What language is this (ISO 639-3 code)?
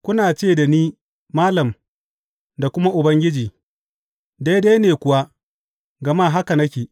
hau